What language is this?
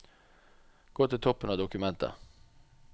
Norwegian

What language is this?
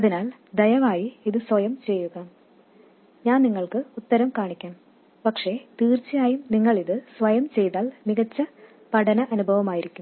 Malayalam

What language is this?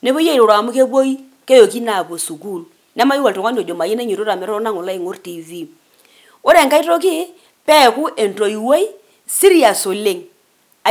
Masai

